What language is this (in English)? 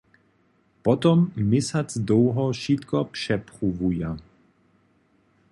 Upper Sorbian